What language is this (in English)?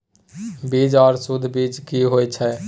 Maithili